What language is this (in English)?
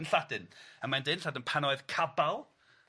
Welsh